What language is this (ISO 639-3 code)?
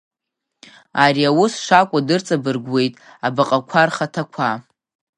abk